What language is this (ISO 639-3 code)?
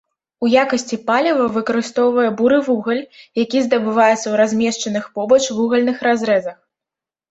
bel